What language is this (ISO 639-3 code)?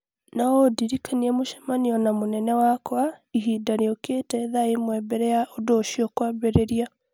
kik